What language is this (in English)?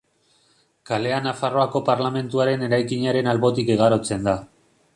Basque